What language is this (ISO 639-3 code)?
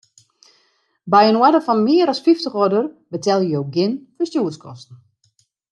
fry